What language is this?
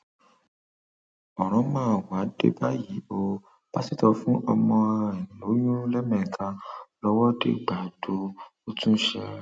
Yoruba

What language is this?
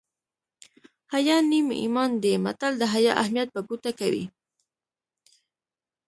Pashto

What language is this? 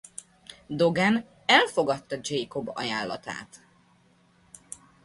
Hungarian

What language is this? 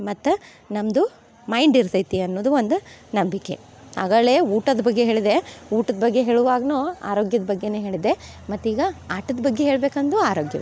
Kannada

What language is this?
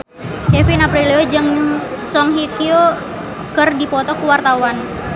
Sundanese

